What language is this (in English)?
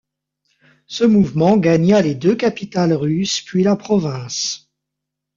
French